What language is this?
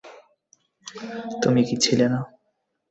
Bangla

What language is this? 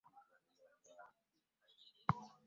Ganda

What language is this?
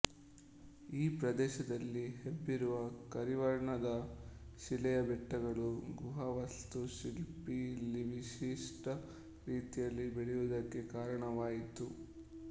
Kannada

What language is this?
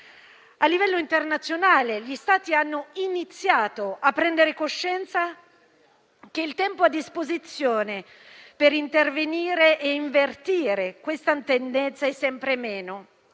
Italian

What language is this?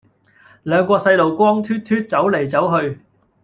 Cantonese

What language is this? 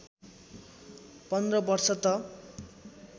Nepali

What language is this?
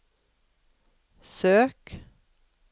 Norwegian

